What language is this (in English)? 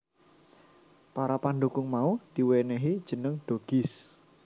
Javanese